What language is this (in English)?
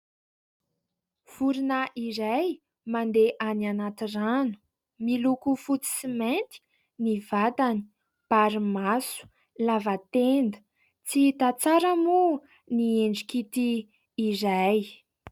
Malagasy